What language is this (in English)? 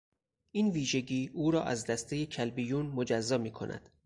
Persian